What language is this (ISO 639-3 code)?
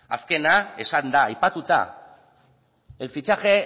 eus